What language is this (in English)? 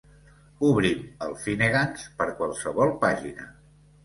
Catalan